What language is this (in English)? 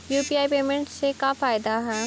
Magahi